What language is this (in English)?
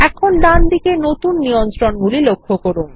Bangla